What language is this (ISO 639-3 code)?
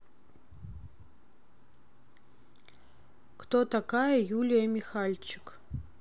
rus